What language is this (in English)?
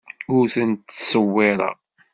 Kabyle